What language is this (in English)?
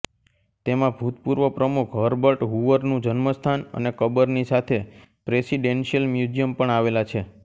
Gujarati